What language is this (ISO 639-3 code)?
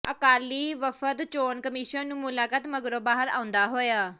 pan